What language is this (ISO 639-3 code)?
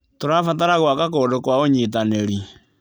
kik